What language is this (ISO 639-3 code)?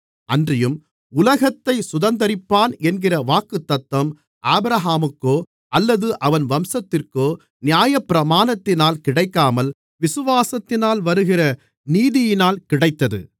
tam